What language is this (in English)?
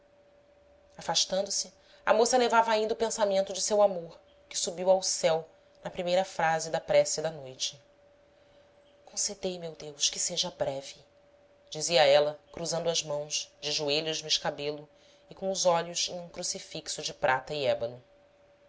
Portuguese